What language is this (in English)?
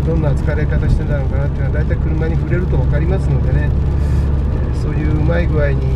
Japanese